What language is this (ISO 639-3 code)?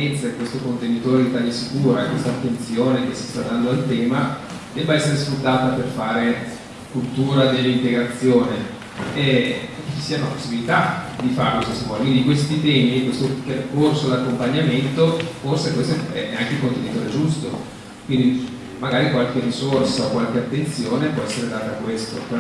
ita